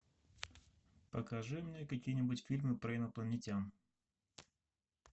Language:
Russian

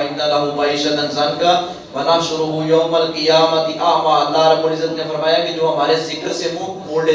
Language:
Urdu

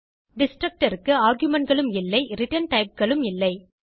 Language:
Tamil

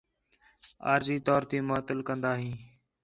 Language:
Khetrani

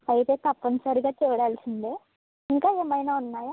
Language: Telugu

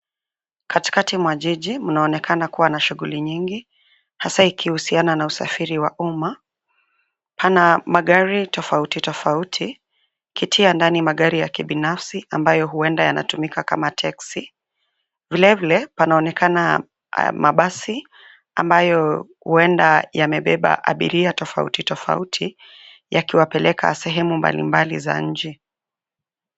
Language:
Swahili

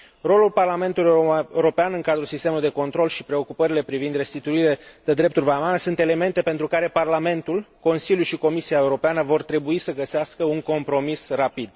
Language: Romanian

